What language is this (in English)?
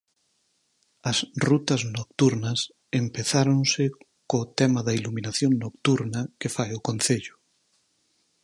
Galician